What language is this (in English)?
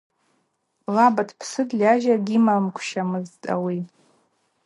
Abaza